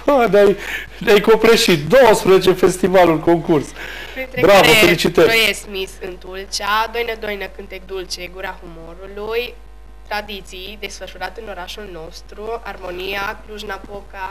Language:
Romanian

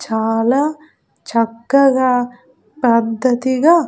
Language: Telugu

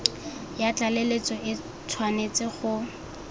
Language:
Tswana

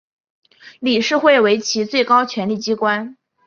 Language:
Chinese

